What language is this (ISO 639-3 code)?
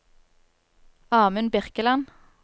nor